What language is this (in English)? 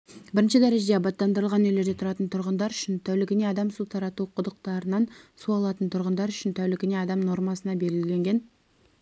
Kazakh